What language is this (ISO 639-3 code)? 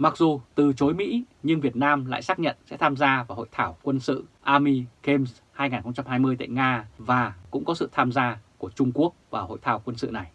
vie